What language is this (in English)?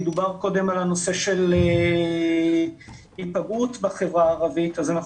Hebrew